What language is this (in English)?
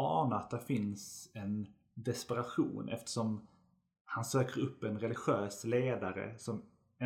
Swedish